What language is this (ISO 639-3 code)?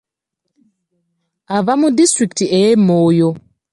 lug